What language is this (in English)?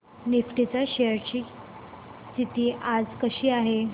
Marathi